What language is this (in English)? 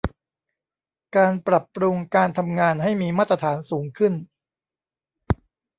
Thai